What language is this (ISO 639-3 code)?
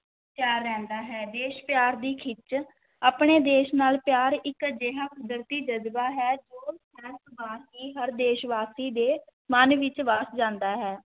pan